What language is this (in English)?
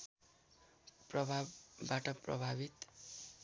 Nepali